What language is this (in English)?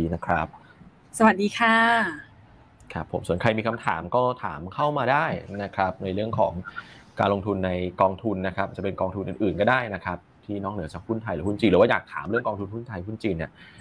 Thai